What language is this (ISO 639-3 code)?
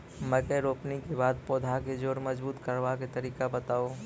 mai